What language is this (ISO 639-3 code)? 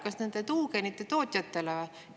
est